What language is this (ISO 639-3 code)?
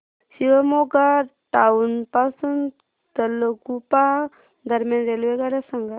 mar